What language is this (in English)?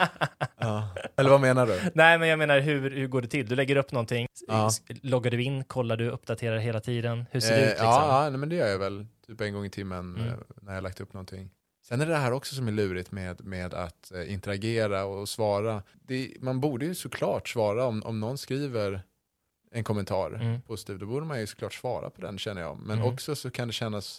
Swedish